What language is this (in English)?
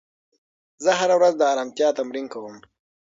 Pashto